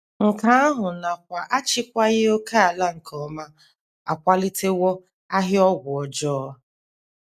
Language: Igbo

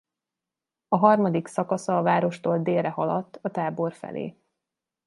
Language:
Hungarian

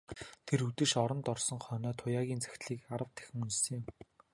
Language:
Mongolian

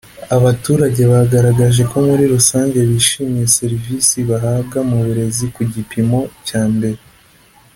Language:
Kinyarwanda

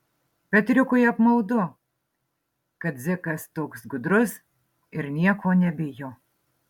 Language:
Lithuanian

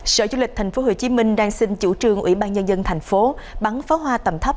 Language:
Vietnamese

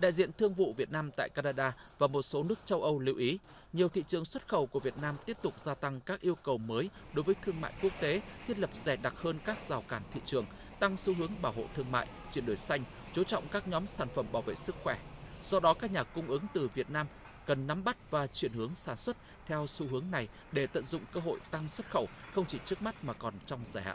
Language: Vietnamese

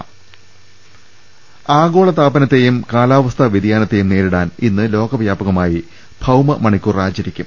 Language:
Malayalam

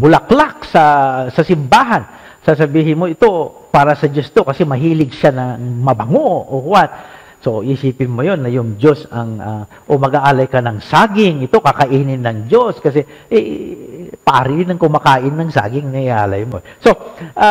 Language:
Filipino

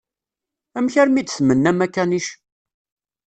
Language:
Kabyle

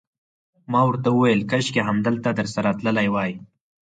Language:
Pashto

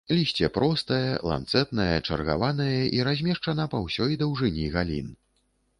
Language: Belarusian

